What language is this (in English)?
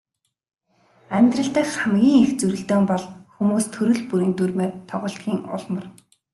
Mongolian